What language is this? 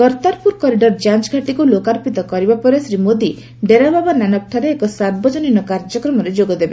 Odia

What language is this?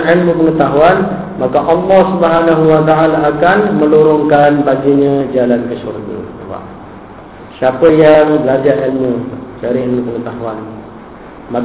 Malay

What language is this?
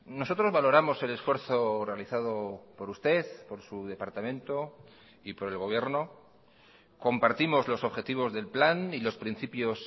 Spanish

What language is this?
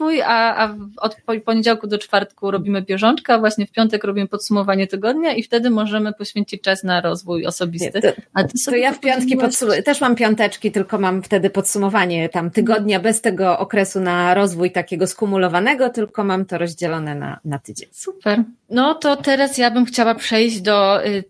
Polish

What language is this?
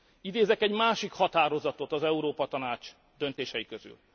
Hungarian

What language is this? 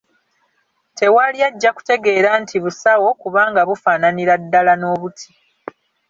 Ganda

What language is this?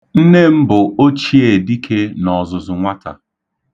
Igbo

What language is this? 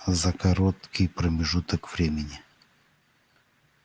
Russian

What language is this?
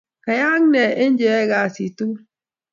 Kalenjin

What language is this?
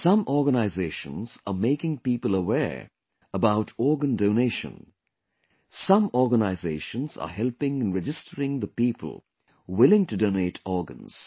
English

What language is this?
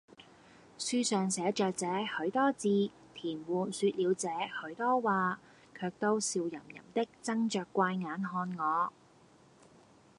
Cantonese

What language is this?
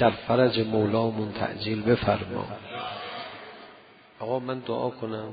Persian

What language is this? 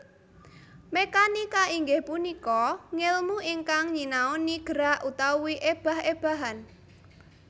Javanese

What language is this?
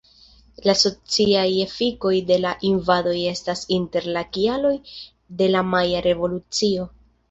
Esperanto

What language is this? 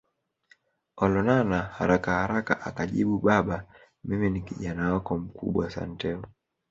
Swahili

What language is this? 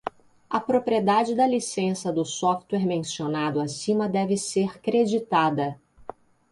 Portuguese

